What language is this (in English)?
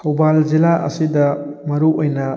Manipuri